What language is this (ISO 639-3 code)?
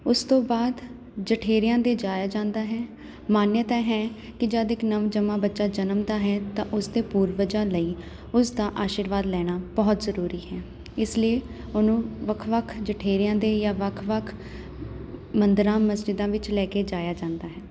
pan